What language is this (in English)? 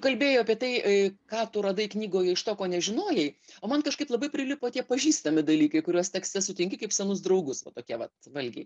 Lithuanian